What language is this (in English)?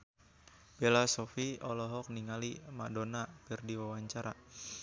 Sundanese